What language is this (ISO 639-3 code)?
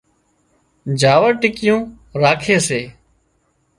kxp